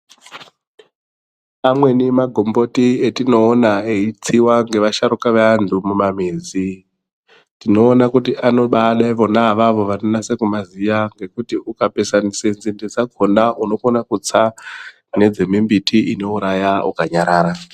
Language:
Ndau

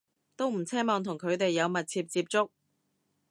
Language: Cantonese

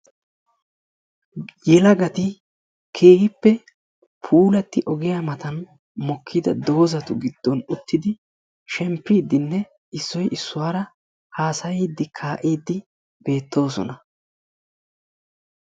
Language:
Wolaytta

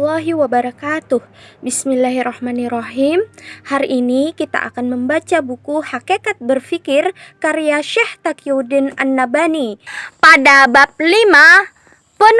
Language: Indonesian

